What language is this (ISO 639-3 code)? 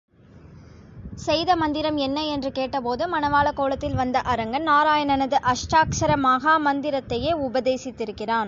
tam